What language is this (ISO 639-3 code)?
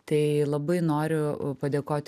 lit